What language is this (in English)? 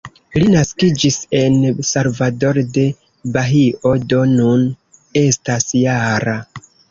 Esperanto